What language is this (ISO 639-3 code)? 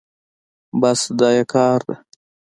pus